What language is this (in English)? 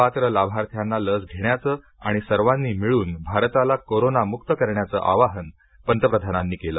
Marathi